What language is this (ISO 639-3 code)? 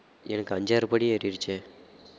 tam